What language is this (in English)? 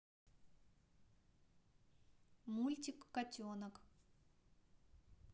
Russian